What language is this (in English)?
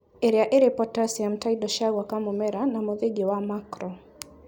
Kikuyu